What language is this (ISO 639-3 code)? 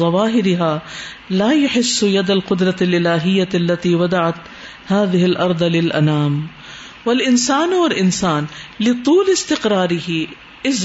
urd